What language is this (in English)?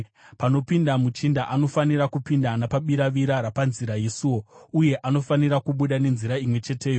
Shona